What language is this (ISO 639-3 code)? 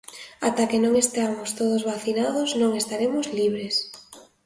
glg